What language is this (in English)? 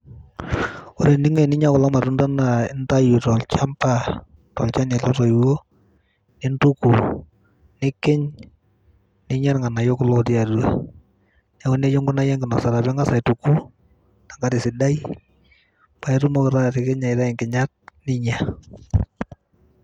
Masai